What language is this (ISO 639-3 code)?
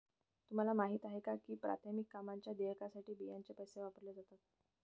mar